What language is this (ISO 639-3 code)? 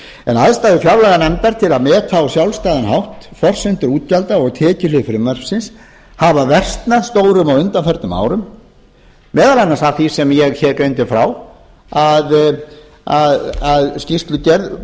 isl